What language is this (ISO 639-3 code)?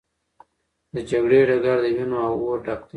pus